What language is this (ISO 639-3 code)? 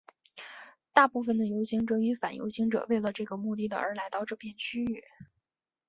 zho